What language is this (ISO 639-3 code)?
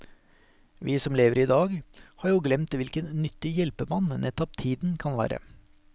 nor